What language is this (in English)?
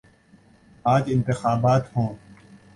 Urdu